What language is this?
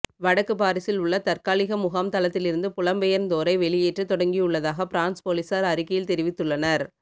Tamil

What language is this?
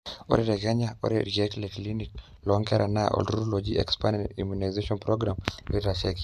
Masai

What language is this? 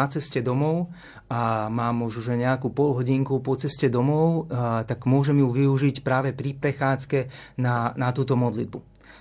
Slovak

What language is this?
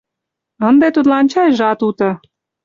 Mari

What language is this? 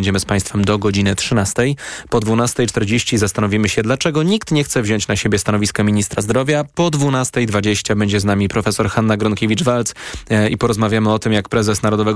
Polish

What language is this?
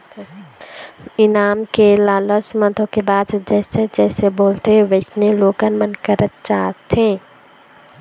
Chhattisgarhi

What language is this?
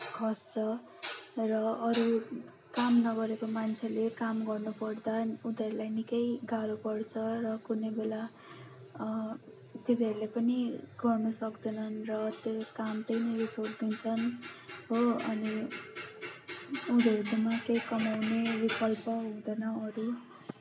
Nepali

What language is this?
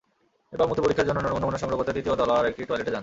Bangla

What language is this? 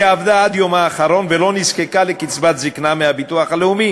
Hebrew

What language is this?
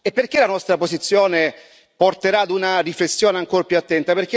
Italian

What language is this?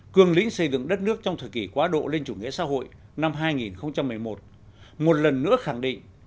Vietnamese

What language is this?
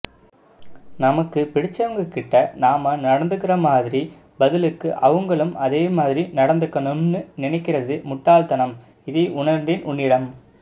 Tamil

